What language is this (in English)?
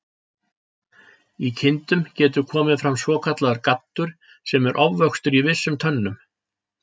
Icelandic